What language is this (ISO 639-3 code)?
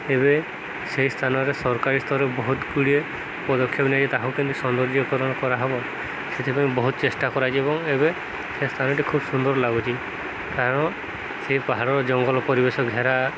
ori